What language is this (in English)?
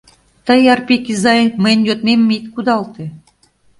Mari